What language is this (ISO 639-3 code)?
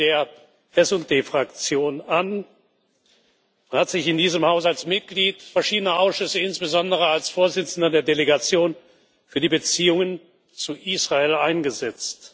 deu